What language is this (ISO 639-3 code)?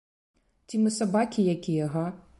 bel